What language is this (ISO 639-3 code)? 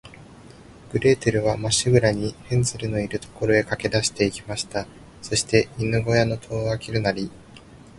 jpn